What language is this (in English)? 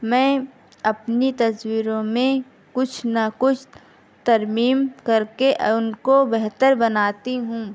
Urdu